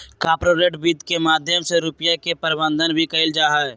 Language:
Magahi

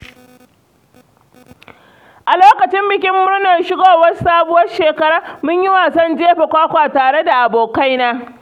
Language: Hausa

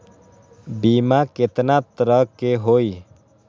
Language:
Magahi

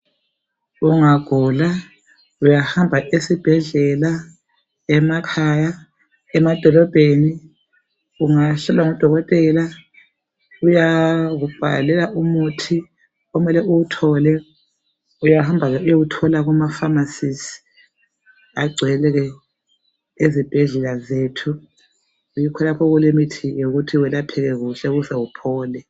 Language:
North Ndebele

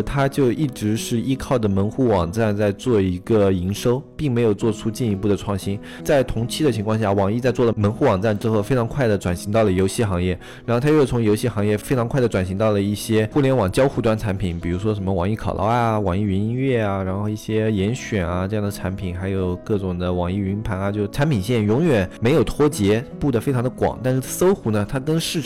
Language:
Chinese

